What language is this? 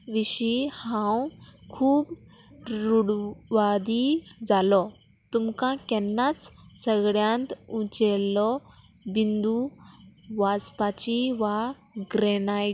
Konkani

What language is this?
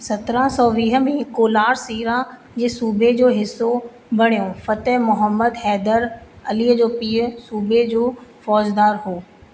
Sindhi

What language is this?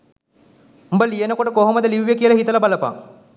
Sinhala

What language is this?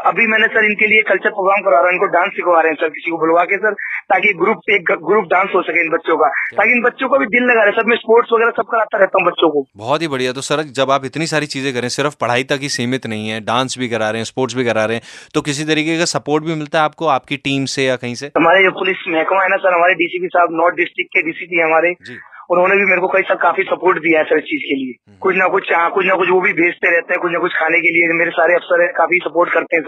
Hindi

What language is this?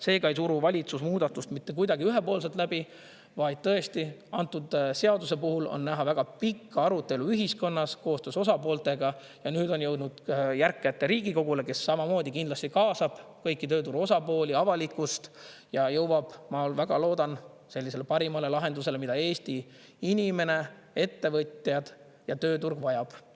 Estonian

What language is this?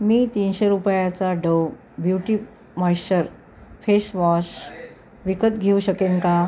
Marathi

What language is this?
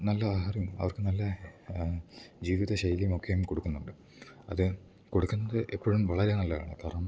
Malayalam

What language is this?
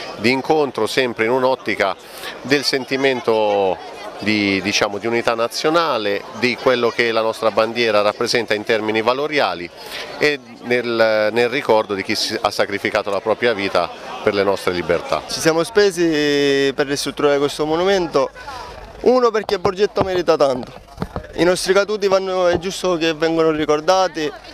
Italian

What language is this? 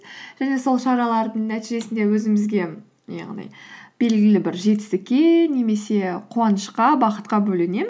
Kazakh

